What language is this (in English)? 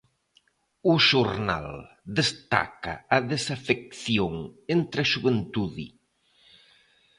Galician